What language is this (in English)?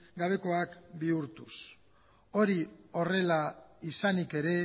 Basque